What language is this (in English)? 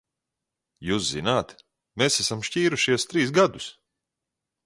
Latvian